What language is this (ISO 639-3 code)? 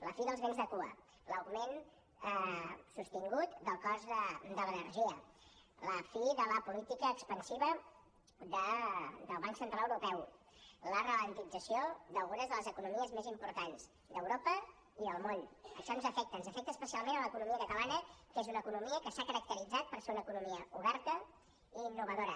cat